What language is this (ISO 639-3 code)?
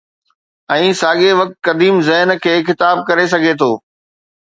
snd